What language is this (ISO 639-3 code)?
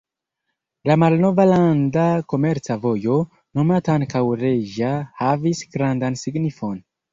epo